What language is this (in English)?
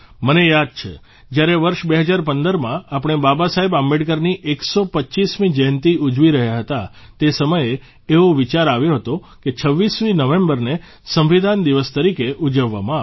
Gujarati